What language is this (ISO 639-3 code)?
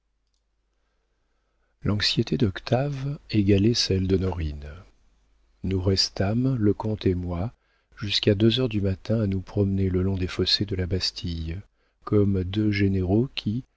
fra